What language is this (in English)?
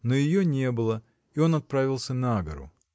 Russian